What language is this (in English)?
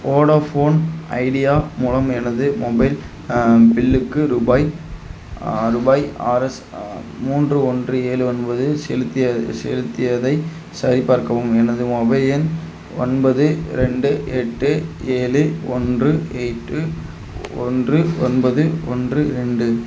Tamil